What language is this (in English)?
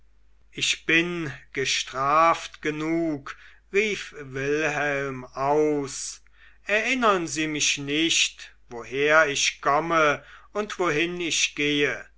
German